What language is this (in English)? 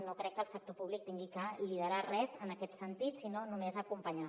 Catalan